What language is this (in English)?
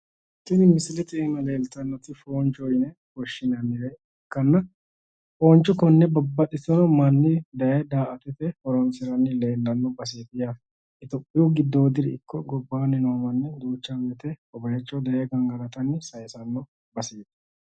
Sidamo